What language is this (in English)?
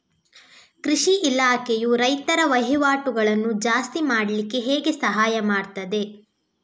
Kannada